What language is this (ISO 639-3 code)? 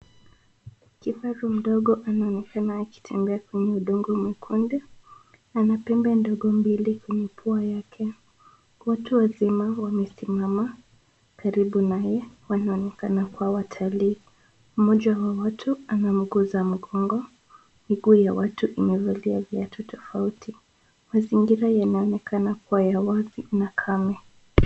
swa